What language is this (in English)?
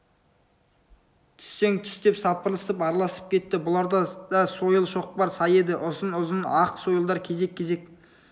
Kazakh